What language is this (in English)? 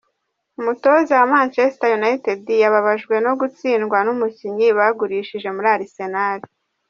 Kinyarwanda